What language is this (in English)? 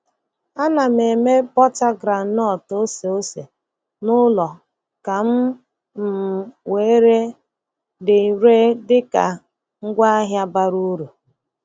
Igbo